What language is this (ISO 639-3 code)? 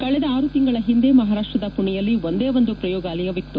kan